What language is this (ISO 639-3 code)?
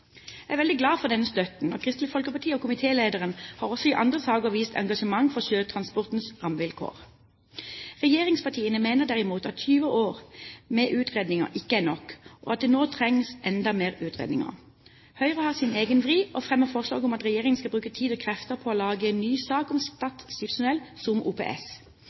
nob